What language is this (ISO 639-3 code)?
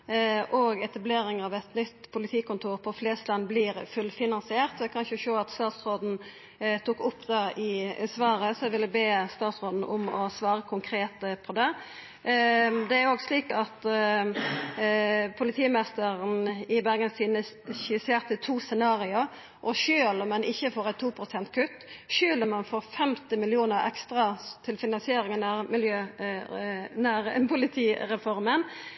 nno